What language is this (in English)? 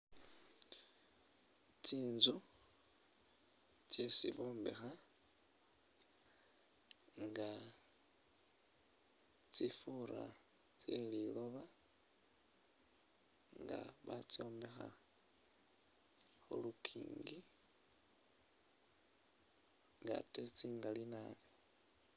Masaaba